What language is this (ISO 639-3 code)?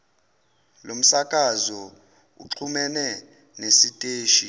zul